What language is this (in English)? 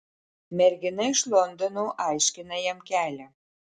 Lithuanian